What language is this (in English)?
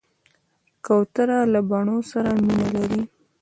Pashto